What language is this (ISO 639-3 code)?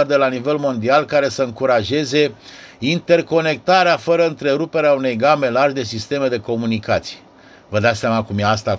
ron